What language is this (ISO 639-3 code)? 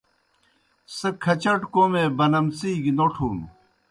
plk